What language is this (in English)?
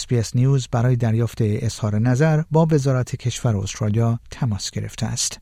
Persian